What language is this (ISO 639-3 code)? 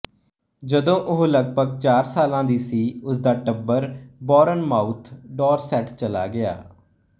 pan